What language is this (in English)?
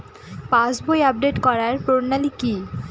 Bangla